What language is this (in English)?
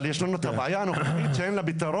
Hebrew